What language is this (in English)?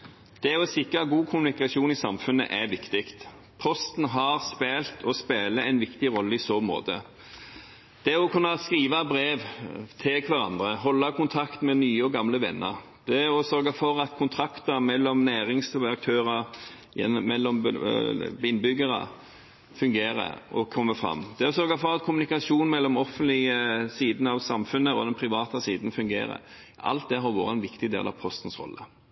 Norwegian Bokmål